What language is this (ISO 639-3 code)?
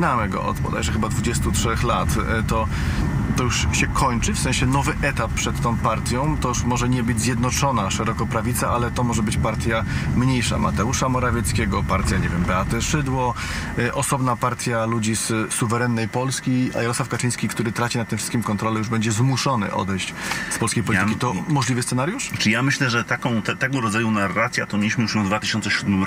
pol